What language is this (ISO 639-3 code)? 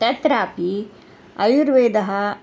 san